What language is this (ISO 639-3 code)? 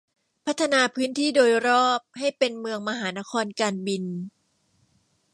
tha